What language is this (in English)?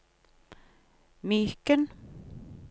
Norwegian